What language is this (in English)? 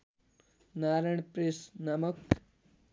Nepali